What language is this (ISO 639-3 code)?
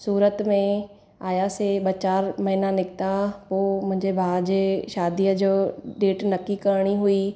snd